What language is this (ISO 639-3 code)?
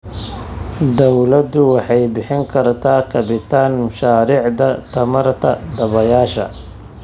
som